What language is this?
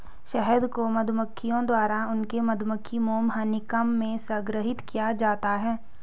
Hindi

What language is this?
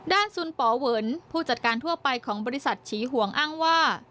Thai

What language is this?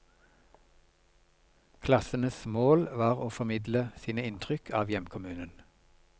Norwegian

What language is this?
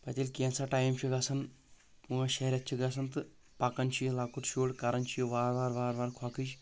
Kashmiri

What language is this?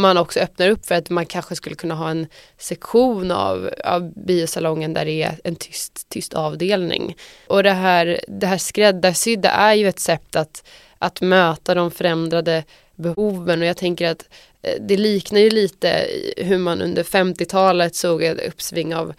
Swedish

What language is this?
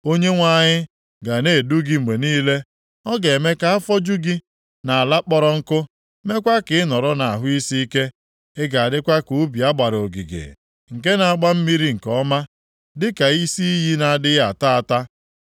Igbo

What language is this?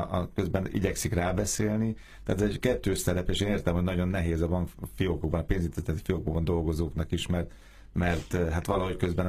Hungarian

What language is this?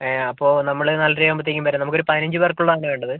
Malayalam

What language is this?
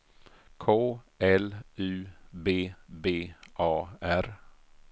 Swedish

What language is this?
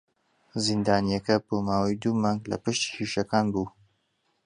Central Kurdish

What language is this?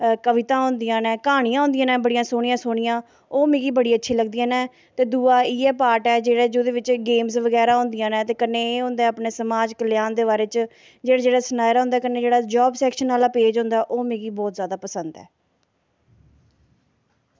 Dogri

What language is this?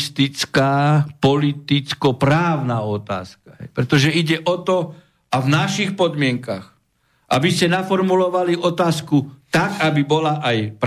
Slovak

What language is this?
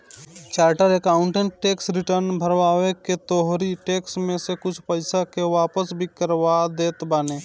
Bhojpuri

